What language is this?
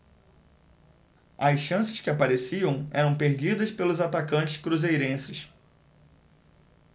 Portuguese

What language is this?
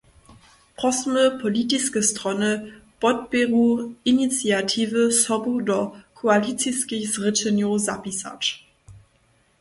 Upper Sorbian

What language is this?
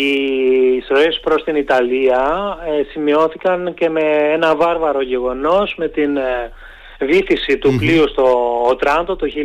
Greek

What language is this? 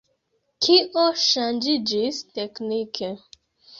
Esperanto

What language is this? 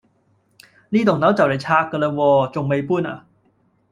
Cantonese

